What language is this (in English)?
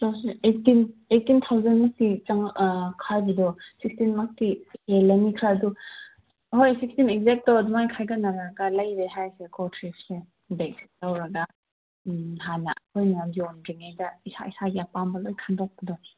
Manipuri